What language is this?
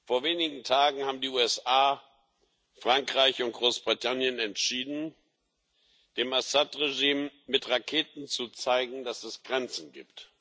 German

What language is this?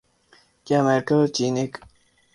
Urdu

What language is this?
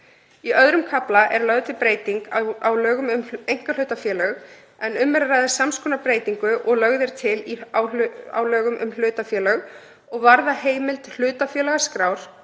Icelandic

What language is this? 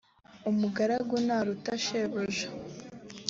Kinyarwanda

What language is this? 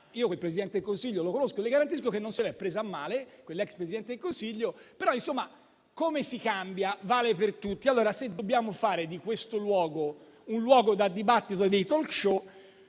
Italian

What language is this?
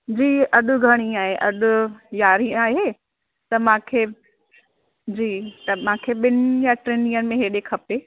Sindhi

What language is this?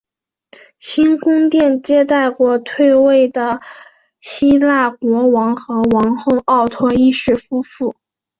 Chinese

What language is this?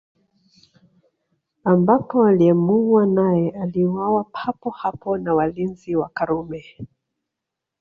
Swahili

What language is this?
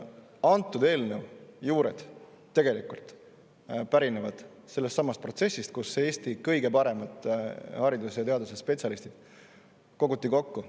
Estonian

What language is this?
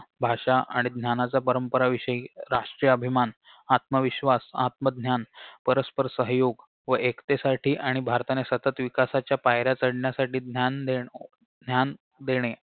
Marathi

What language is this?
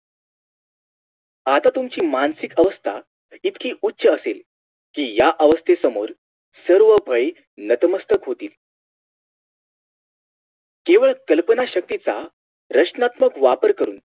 Marathi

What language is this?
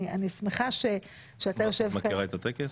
Hebrew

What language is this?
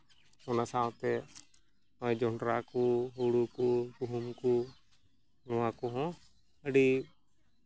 Santali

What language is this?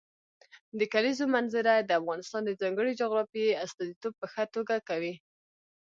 Pashto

